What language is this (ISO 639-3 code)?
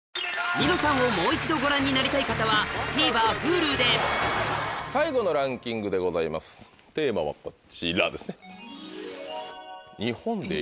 jpn